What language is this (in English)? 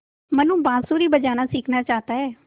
Hindi